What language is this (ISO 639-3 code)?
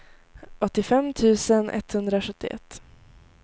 swe